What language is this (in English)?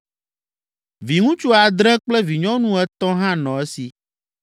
Ewe